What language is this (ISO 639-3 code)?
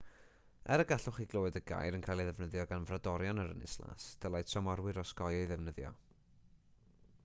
cym